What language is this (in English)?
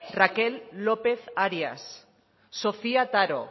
Basque